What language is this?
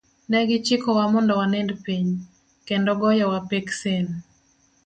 Luo (Kenya and Tanzania)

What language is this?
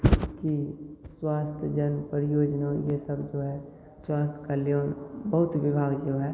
Hindi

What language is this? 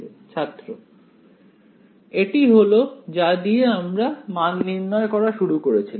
Bangla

